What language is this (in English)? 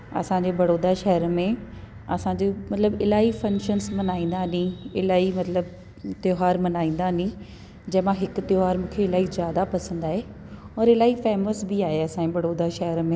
Sindhi